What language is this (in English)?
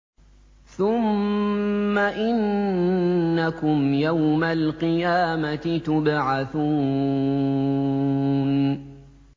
Arabic